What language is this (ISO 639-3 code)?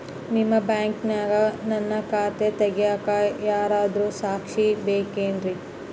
kan